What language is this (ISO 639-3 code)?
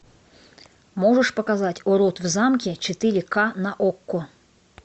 rus